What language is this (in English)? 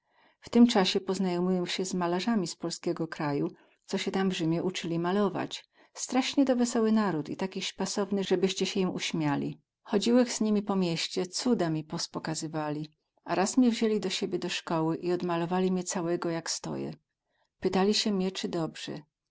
Polish